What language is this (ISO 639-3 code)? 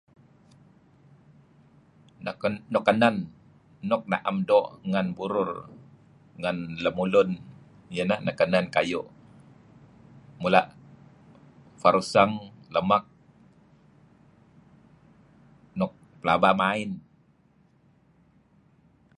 kzi